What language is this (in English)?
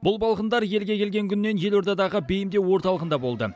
Kazakh